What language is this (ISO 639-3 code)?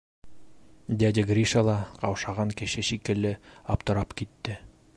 bak